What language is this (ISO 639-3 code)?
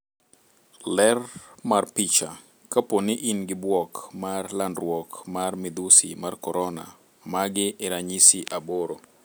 luo